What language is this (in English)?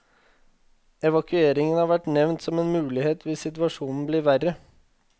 Norwegian